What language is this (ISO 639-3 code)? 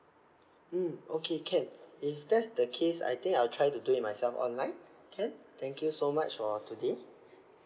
eng